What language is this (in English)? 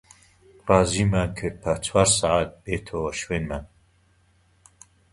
Central Kurdish